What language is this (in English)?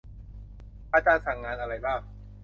Thai